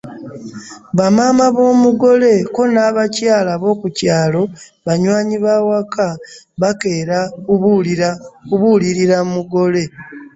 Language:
Ganda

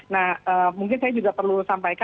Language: Indonesian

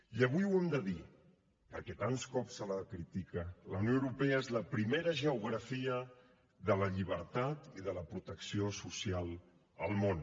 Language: Catalan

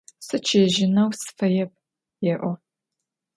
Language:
Adyghe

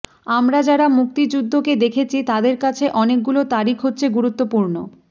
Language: Bangla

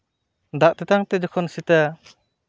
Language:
Santali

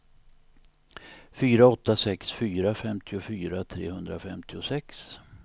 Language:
Swedish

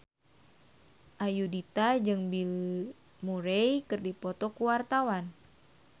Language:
Sundanese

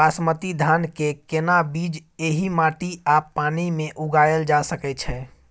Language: Maithili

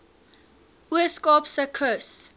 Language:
Afrikaans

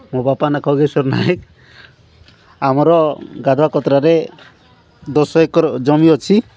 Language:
Odia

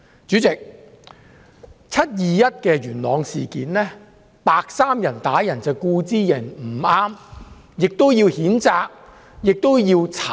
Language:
Cantonese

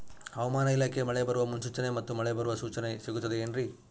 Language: Kannada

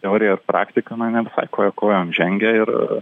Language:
Lithuanian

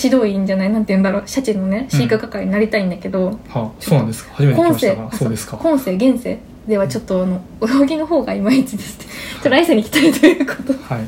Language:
Japanese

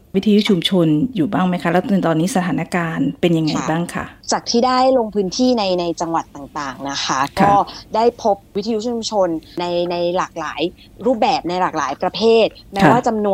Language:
Thai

